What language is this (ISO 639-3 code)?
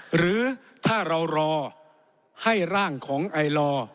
tha